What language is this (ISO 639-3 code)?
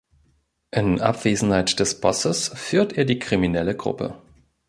deu